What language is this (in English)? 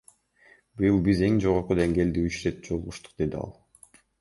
Kyrgyz